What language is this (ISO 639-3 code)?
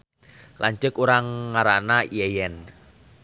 sun